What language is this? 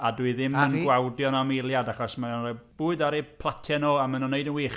Welsh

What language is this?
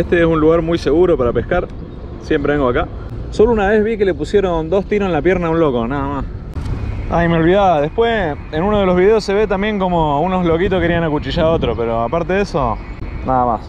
Spanish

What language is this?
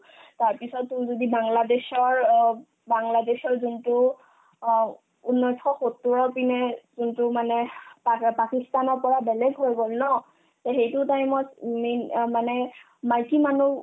Assamese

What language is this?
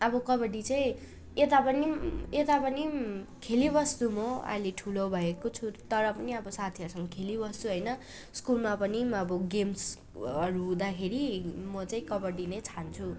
Nepali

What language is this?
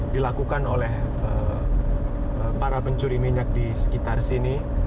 Indonesian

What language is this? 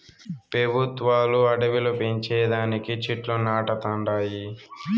Telugu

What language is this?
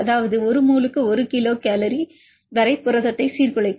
Tamil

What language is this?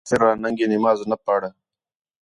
Khetrani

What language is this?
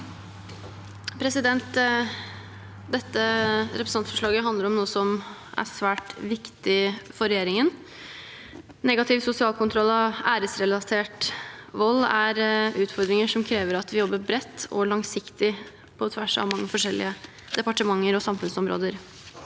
Norwegian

